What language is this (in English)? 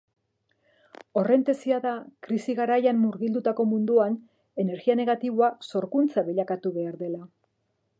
Basque